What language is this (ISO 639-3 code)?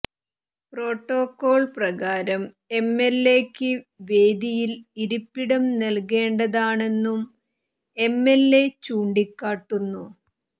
mal